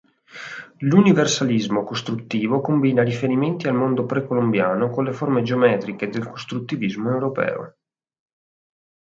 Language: Italian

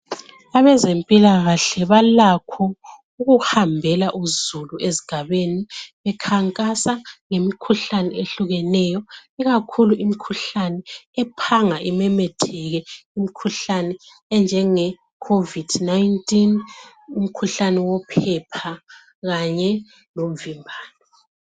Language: North Ndebele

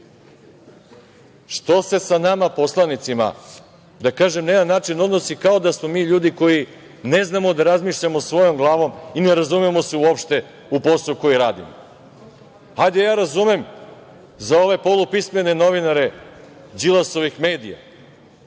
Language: Serbian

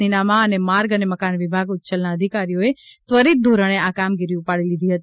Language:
Gujarati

